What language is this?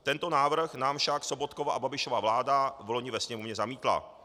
Czech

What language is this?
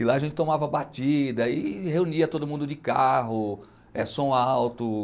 Portuguese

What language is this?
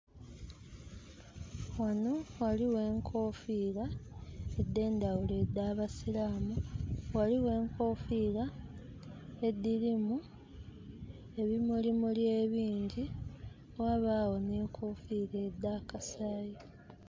Soga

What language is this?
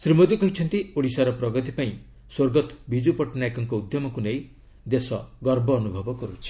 Odia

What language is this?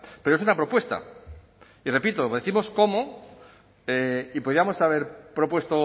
Spanish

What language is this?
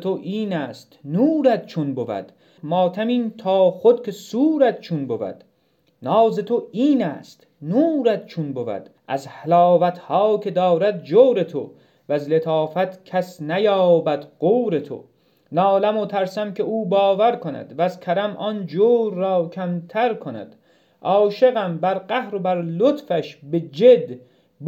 Persian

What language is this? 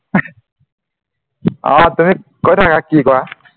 Assamese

